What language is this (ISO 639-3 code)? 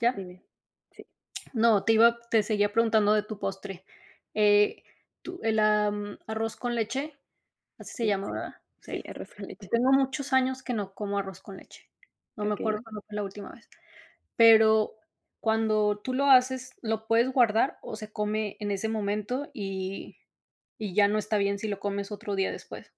spa